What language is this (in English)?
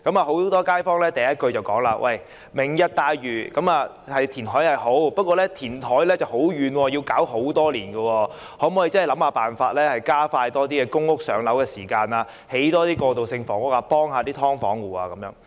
Cantonese